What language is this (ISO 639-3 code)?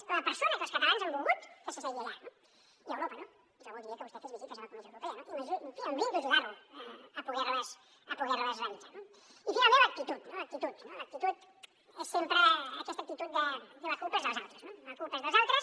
cat